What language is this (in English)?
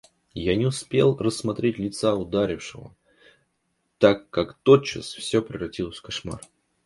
Russian